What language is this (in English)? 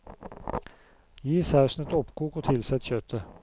Norwegian